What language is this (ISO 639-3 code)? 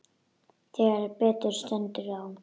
isl